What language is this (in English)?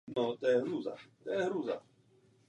Czech